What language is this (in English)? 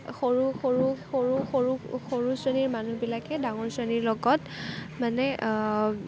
Assamese